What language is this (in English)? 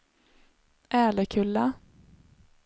Swedish